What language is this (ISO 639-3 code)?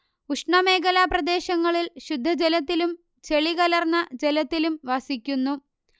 mal